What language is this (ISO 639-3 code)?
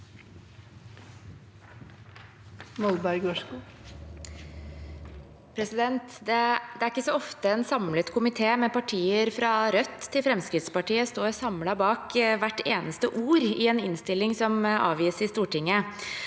nor